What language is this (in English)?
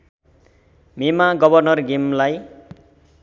Nepali